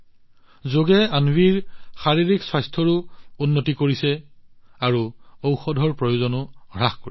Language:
Assamese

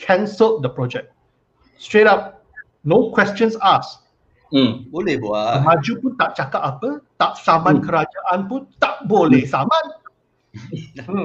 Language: Malay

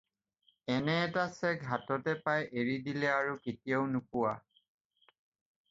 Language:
Assamese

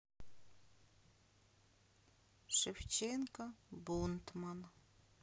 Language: Russian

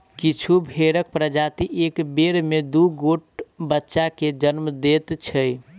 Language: Maithili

